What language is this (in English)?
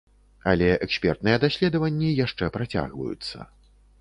Belarusian